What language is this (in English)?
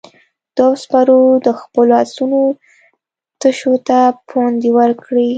Pashto